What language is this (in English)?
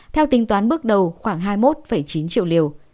Vietnamese